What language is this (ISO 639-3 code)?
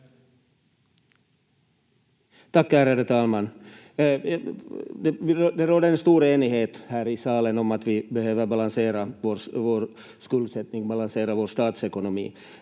fin